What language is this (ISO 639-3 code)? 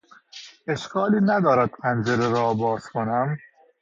fas